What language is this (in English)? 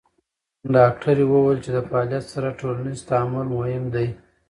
Pashto